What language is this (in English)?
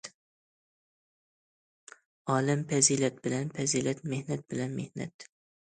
Uyghur